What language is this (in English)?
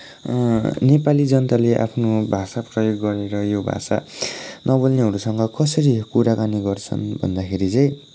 Nepali